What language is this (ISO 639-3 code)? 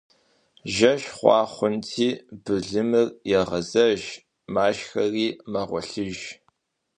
kbd